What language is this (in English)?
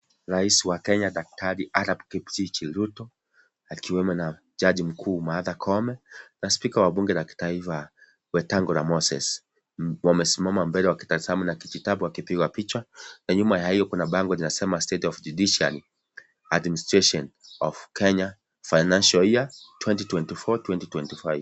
Swahili